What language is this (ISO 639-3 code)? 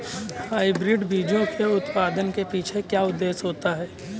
hin